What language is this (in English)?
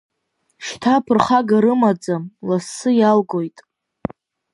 Abkhazian